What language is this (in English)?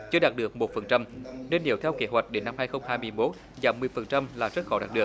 Vietnamese